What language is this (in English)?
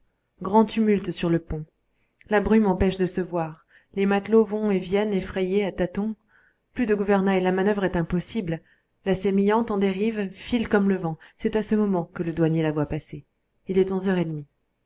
French